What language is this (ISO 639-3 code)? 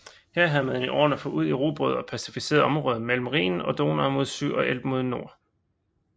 dan